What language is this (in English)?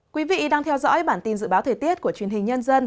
Vietnamese